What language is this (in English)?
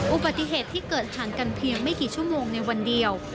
Thai